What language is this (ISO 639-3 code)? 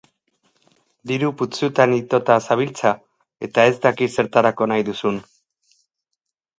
eus